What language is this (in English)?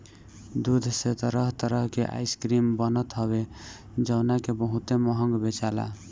Bhojpuri